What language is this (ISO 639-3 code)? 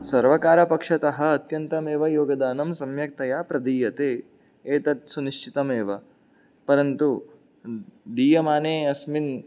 san